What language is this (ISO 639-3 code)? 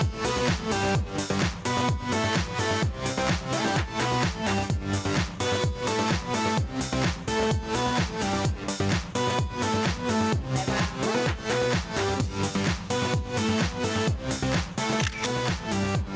tha